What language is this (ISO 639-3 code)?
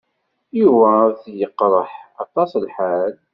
kab